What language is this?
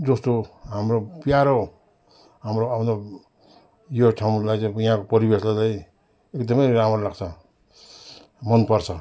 Nepali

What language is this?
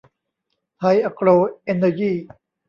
Thai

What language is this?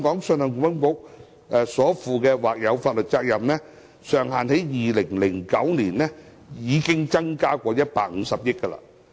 Cantonese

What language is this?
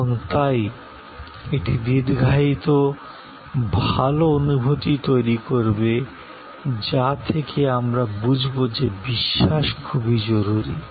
Bangla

